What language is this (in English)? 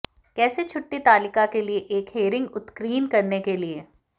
Hindi